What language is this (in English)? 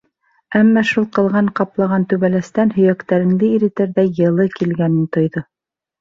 Bashkir